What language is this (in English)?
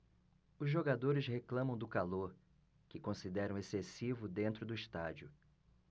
Portuguese